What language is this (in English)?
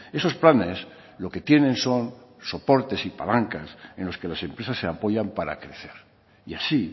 Spanish